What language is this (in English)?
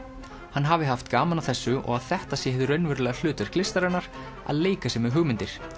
Icelandic